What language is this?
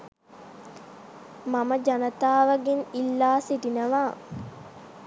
Sinhala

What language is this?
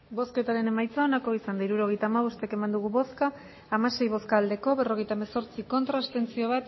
Basque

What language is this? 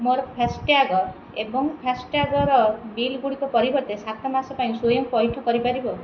Odia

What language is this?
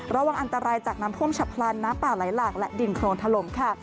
Thai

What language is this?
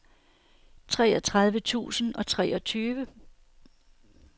Danish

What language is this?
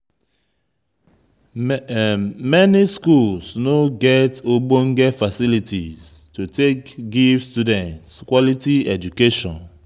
Nigerian Pidgin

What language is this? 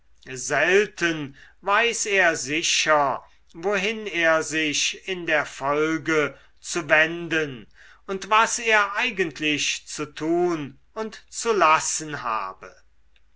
German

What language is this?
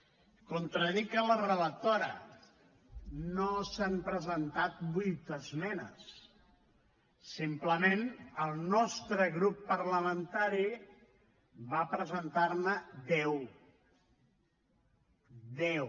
Catalan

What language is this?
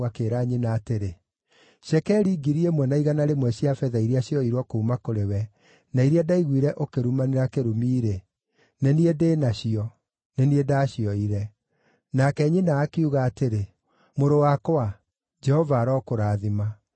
Kikuyu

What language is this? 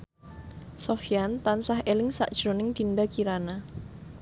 Javanese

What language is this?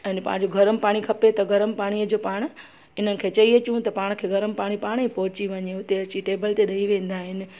Sindhi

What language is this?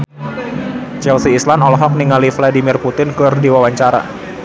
Sundanese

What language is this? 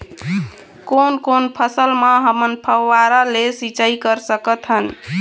Chhattisgarhi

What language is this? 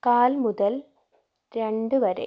Malayalam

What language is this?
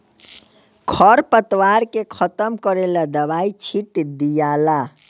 Bhojpuri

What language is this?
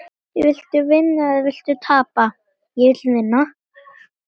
Icelandic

